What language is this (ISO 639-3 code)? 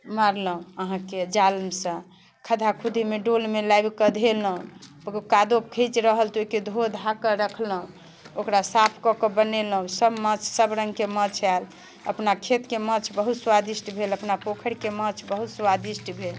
mai